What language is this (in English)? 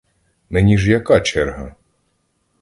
Ukrainian